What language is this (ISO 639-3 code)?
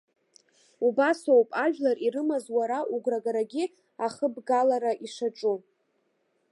abk